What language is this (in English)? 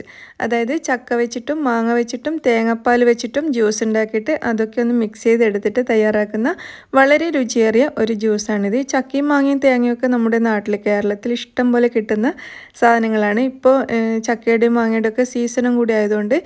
Turkish